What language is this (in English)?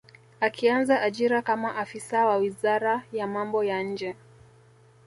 Swahili